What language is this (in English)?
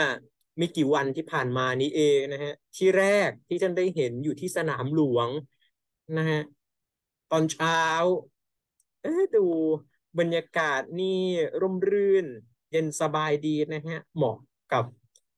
Thai